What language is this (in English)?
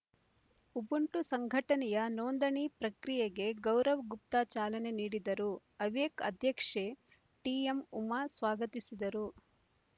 Kannada